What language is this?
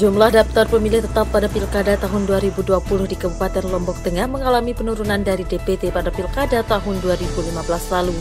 Indonesian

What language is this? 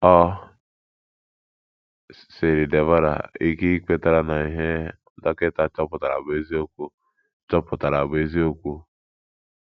Igbo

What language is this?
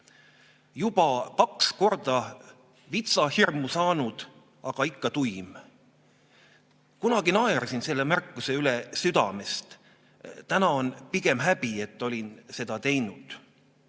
Estonian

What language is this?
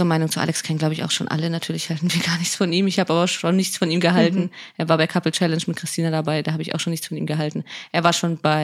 German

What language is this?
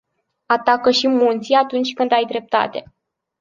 Romanian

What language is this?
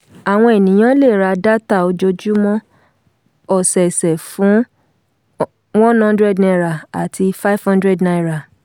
Yoruba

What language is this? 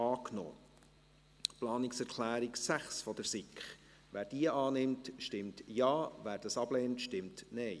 Swiss German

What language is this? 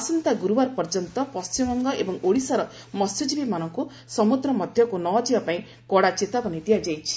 Odia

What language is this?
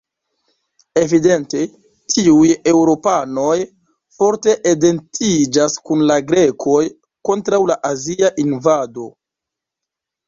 Esperanto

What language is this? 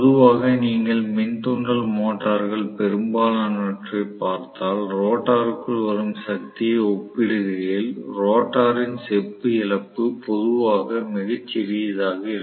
Tamil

